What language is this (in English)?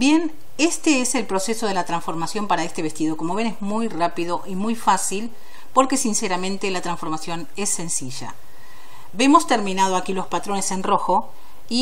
Spanish